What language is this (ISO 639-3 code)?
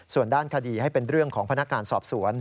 tha